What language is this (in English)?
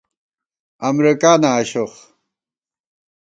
Gawar-Bati